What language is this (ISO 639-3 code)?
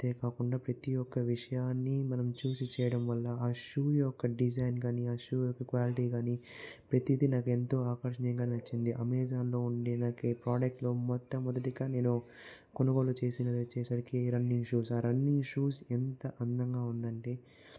tel